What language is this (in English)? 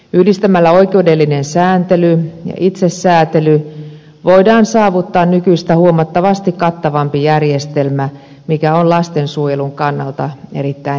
Finnish